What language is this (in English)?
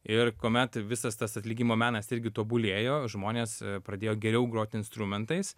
Lithuanian